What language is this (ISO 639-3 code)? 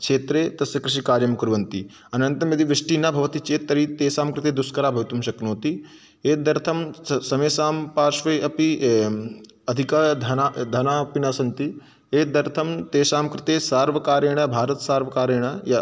san